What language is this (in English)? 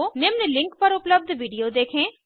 Hindi